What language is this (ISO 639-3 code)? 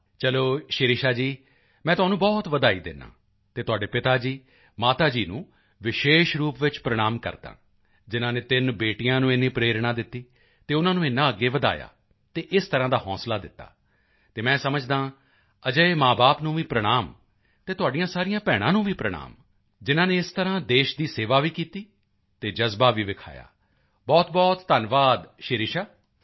pan